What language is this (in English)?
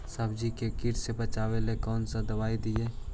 Magahi